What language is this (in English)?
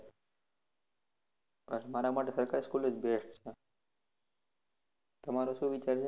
Gujarati